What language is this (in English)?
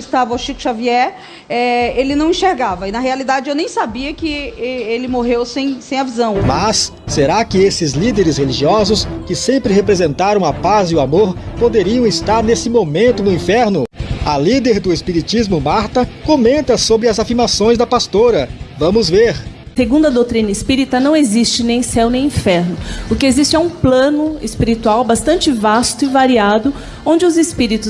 Portuguese